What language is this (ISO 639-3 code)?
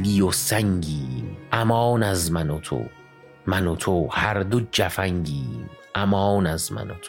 fas